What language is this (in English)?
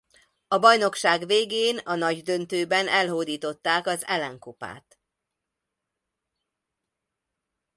Hungarian